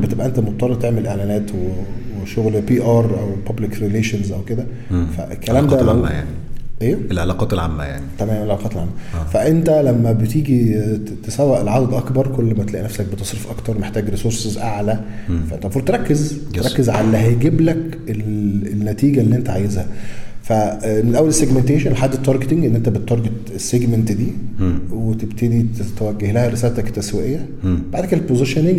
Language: Arabic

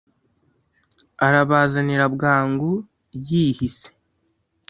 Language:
Kinyarwanda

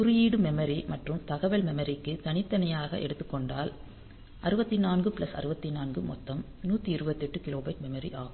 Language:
Tamil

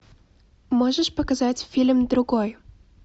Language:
Russian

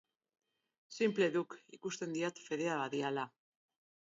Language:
Basque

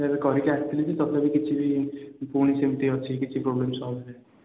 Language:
Odia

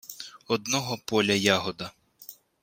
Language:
Ukrainian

